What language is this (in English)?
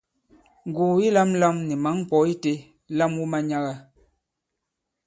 Bankon